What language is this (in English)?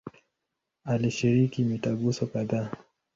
Swahili